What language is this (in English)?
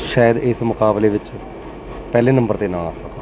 Punjabi